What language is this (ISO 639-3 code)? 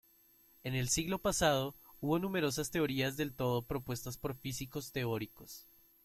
spa